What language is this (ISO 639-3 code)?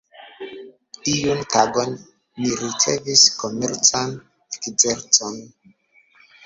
epo